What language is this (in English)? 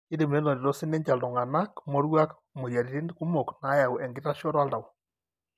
Masai